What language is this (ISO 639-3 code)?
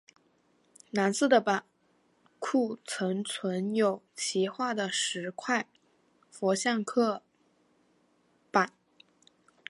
zho